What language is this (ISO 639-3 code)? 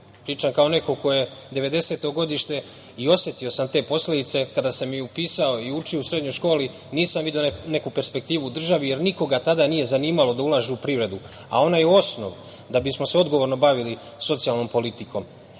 srp